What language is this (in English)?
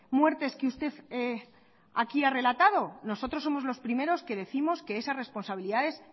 Spanish